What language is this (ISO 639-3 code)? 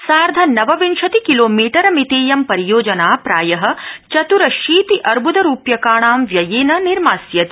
san